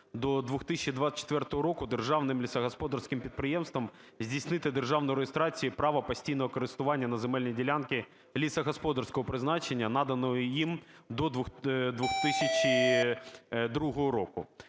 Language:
Ukrainian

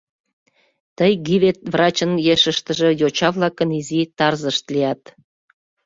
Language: Mari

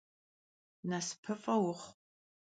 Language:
Kabardian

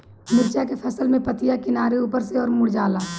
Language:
Bhojpuri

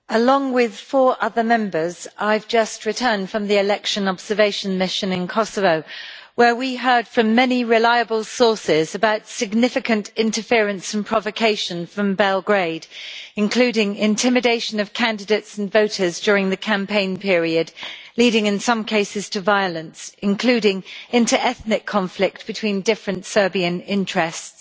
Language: English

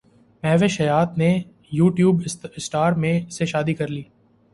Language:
Urdu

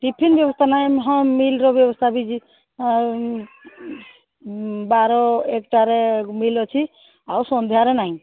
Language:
Odia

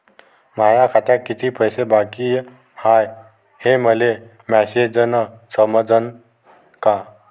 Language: Marathi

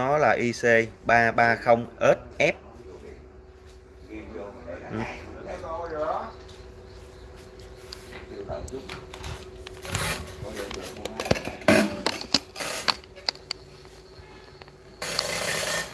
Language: Vietnamese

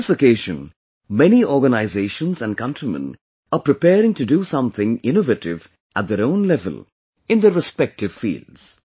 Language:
English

